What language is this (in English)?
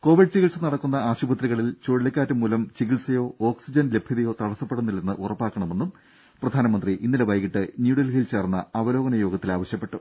Malayalam